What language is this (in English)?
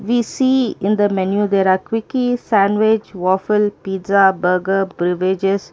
English